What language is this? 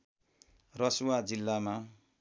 Nepali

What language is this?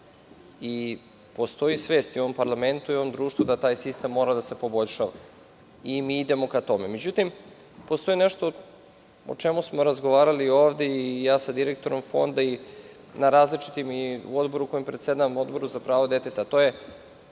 Serbian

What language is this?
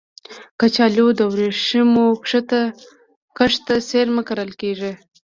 Pashto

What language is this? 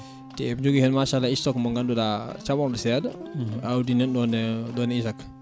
Fula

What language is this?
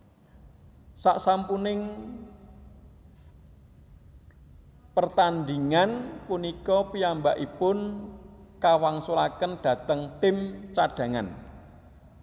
Javanese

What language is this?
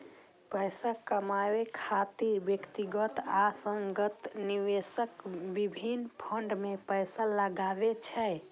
Maithili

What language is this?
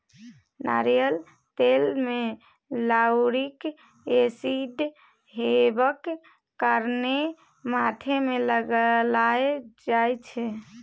Maithili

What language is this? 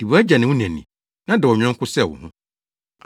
Akan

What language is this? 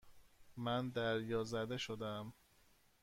Persian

